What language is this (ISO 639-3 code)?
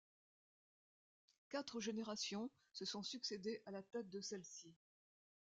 fra